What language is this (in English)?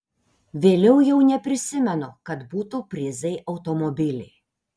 Lithuanian